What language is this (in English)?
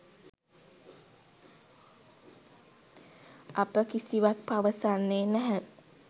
Sinhala